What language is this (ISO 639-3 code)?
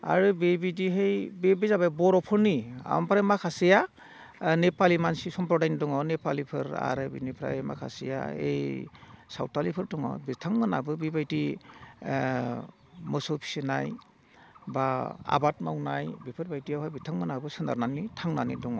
brx